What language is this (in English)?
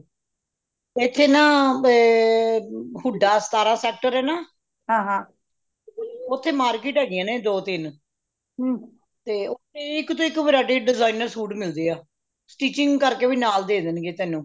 Punjabi